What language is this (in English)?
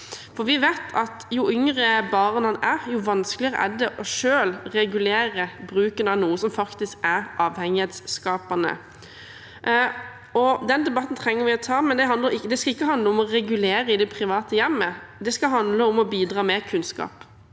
Norwegian